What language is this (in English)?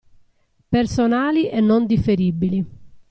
Italian